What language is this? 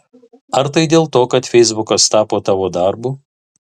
Lithuanian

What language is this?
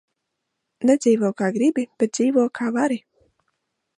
Latvian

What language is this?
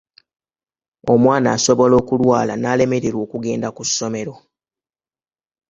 Ganda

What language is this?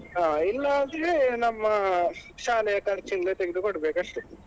Kannada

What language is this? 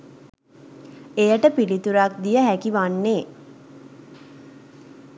Sinhala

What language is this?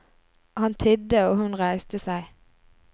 Norwegian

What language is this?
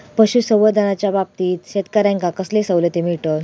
Marathi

